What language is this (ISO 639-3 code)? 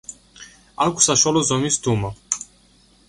kat